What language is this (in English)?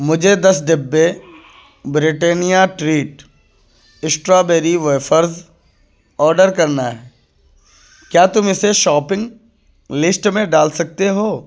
Urdu